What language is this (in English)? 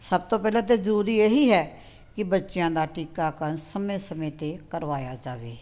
Punjabi